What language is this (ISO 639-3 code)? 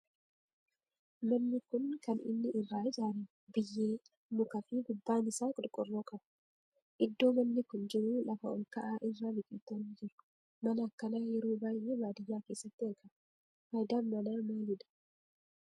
orm